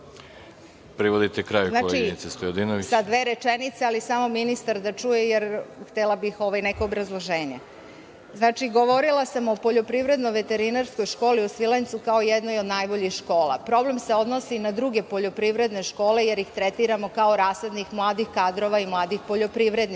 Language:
Serbian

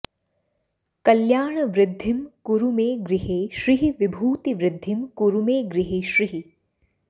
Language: Sanskrit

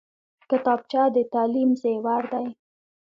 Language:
Pashto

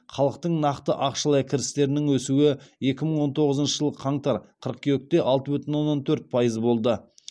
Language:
Kazakh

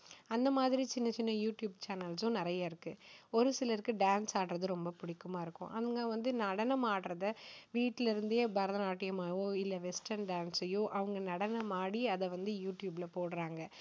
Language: Tamil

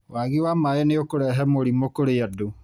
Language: Kikuyu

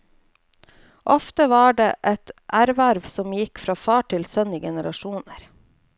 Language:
Norwegian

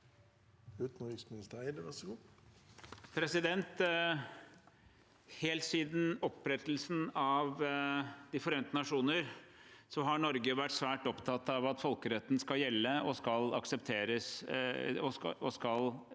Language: Norwegian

